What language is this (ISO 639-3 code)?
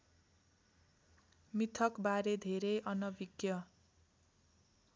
nep